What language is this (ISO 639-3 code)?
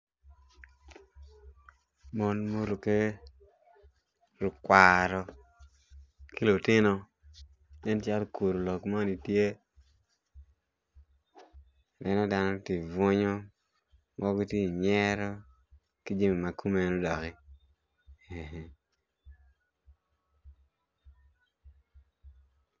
ach